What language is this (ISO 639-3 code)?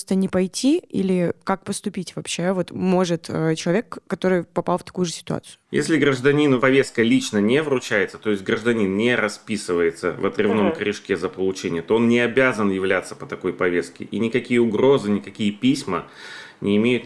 rus